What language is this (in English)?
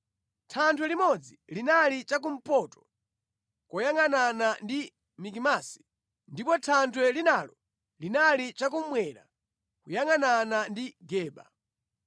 Nyanja